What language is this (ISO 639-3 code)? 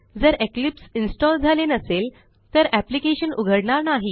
mar